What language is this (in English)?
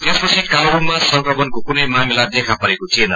Nepali